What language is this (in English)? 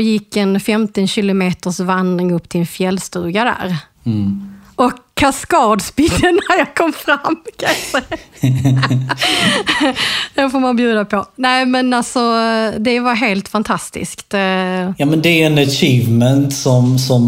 Swedish